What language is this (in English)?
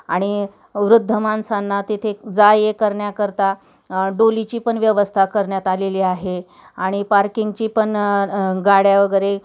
Marathi